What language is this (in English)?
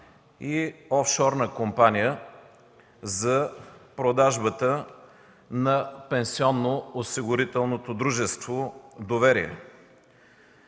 Bulgarian